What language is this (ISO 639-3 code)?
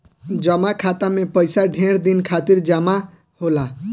bho